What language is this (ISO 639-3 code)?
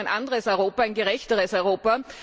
deu